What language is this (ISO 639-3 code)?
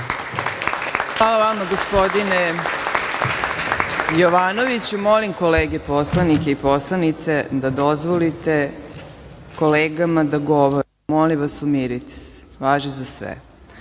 srp